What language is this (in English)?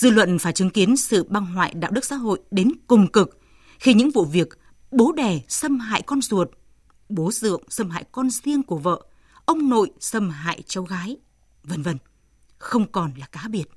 Vietnamese